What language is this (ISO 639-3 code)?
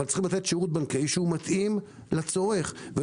heb